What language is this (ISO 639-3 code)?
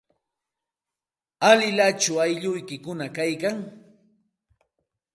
qxt